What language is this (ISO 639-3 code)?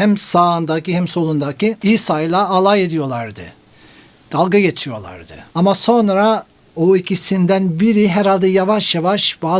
tur